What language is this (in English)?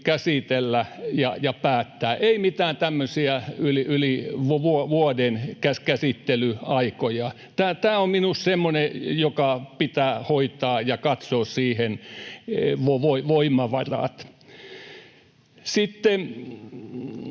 Finnish